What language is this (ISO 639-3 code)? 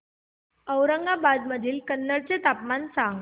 mar